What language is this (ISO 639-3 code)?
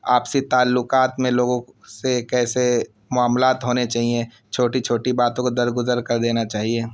urd